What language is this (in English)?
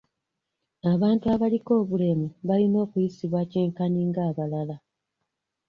Ganda